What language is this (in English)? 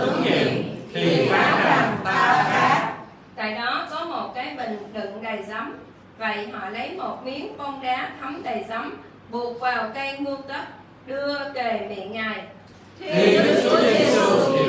Vietnamese